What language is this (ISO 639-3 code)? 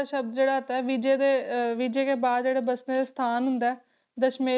pan